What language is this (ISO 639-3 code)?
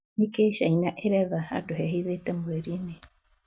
kik